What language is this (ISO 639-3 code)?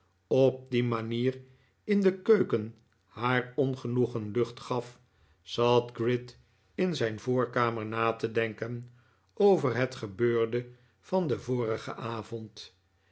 nld